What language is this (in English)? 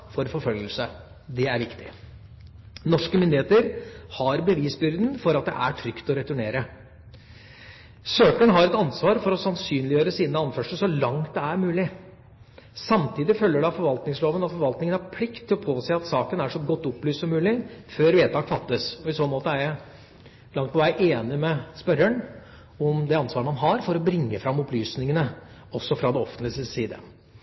Norwegian Bokmål